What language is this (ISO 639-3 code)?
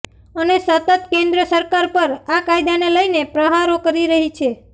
guj